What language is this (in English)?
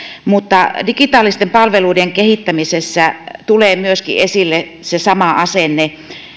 Finnish